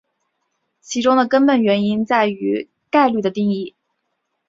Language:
Chinese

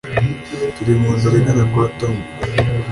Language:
Kinyarwanda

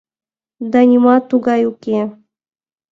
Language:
Mari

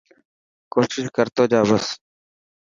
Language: Dhatki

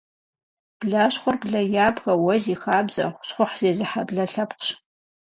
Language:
Kabardian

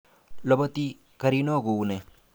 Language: Kalenjin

